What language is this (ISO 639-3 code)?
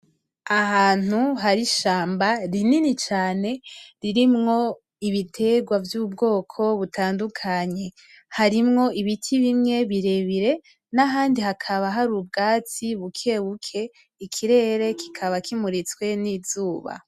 run